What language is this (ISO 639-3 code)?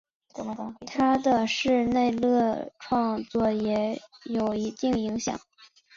zho